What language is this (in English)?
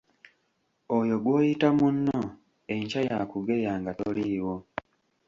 Ganda